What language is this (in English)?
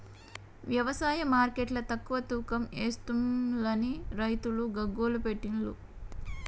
Telugu